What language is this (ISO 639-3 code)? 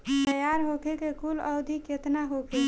bho